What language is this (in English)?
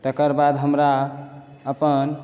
Maithili